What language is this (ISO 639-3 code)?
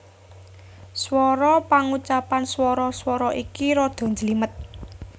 jav